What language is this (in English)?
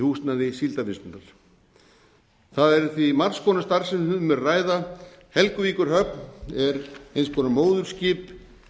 Icelandic